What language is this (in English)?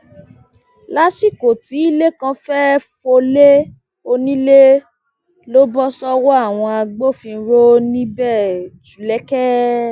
Yoruba